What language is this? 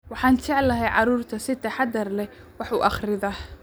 Somali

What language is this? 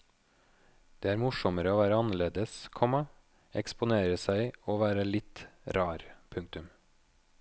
Norwegian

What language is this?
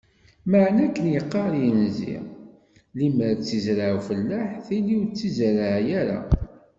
Kabyle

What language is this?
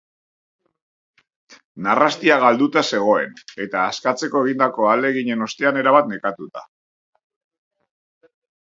Basque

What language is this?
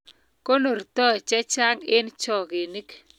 Kalenjin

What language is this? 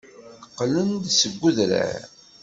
Kabyle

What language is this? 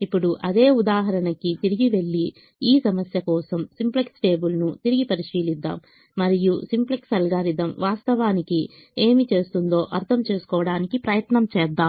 Telugu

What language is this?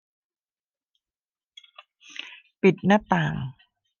Thai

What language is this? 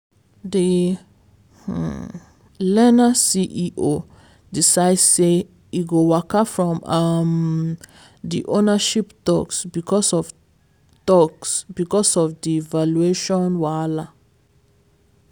Nigerian Pidgin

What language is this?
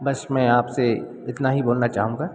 Hindi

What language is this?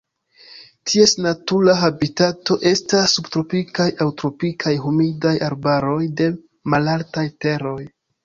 Esperanto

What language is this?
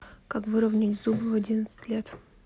Russian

